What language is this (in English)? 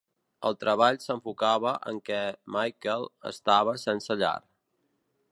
Catalan